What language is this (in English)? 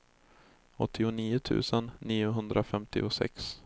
Swedish